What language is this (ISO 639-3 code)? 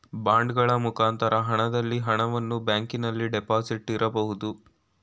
kan